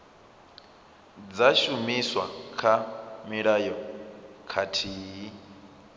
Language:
Venda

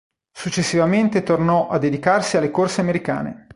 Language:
Italian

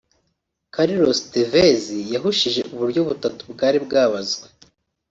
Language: Kinyarwanda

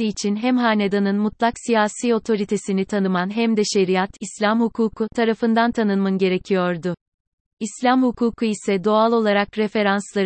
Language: Turkish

